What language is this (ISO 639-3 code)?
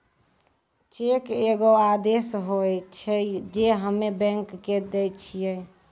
mai